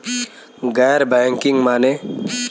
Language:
Bhojpuri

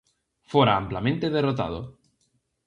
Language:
Galician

